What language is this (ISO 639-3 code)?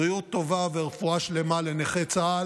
heb